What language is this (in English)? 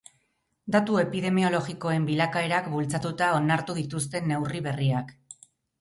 Basque